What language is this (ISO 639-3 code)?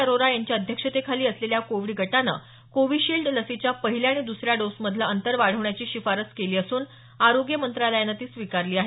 mar